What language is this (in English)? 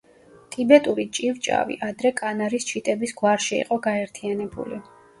Georgian